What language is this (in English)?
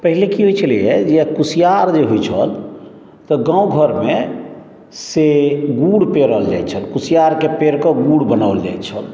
Maithili